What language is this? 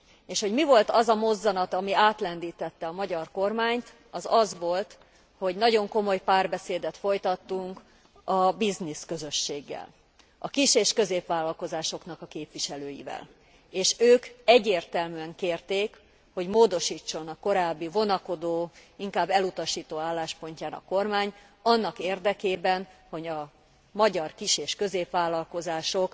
Hungarian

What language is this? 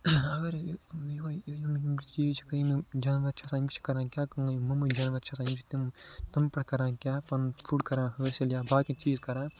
Kashmiri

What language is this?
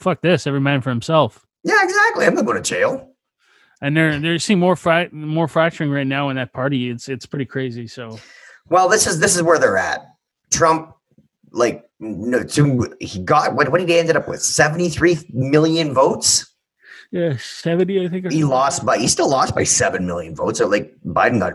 English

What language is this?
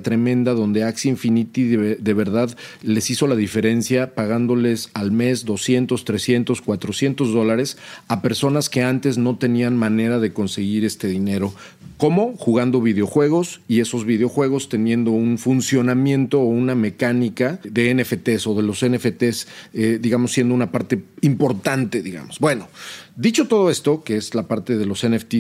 Spanish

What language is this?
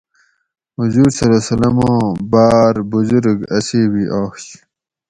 Gawri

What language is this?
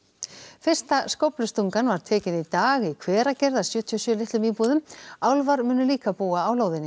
Icelandic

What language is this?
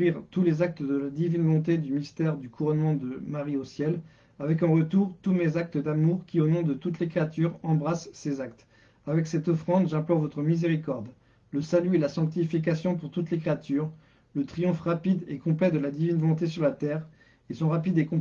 French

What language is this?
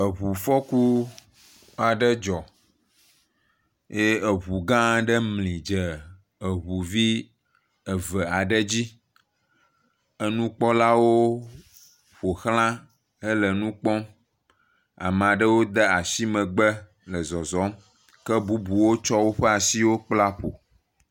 Ewe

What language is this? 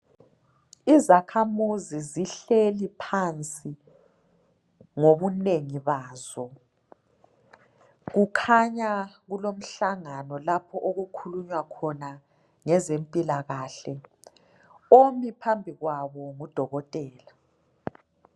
North Ndebele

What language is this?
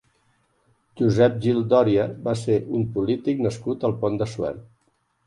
Catalan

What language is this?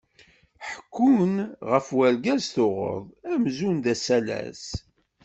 Kabyle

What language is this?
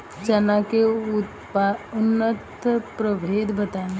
Bhojpuri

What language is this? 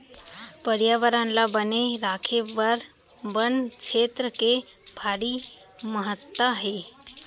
Chhattisgarhi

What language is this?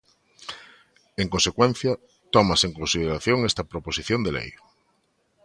Galician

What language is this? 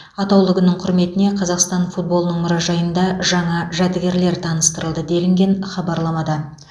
Kazakh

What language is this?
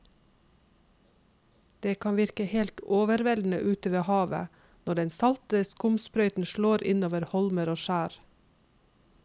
Norwegian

